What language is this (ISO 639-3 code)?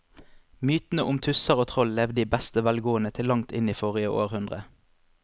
nor